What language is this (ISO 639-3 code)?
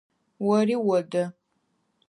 ady